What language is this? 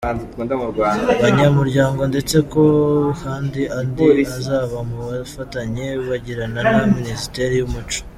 Kinyarwanda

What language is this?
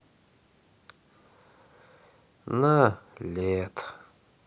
Russian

